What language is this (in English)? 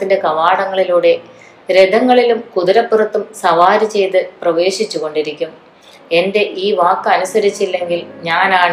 Malayalam